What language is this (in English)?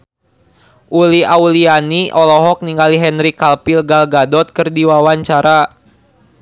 Sundanese